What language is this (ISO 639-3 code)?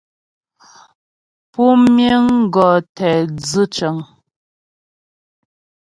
bbj